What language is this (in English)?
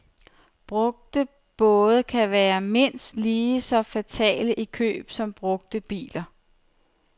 Danish